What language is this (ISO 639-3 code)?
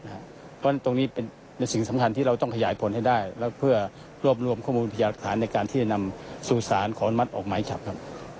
tha